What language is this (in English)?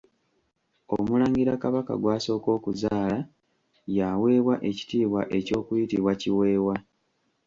Ganda